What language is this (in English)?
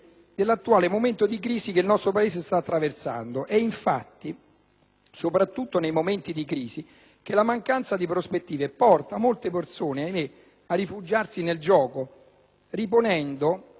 Italian